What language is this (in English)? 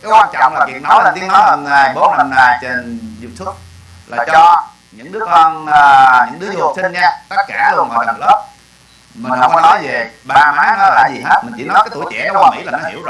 Vietnamese